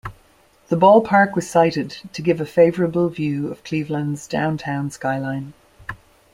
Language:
English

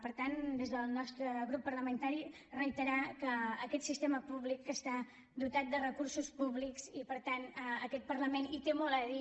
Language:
Catalan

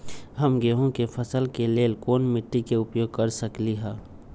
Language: Magahi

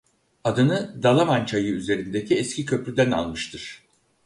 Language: Turkish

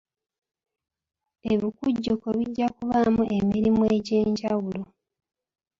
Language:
Ganda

